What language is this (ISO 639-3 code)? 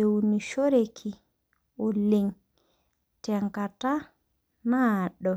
mas